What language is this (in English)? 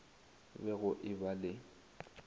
Northern Sotho